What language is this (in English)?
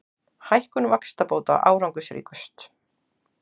Icelandic